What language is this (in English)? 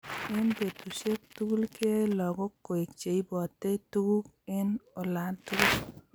Kalenjin